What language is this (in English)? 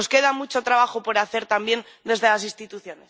Spanish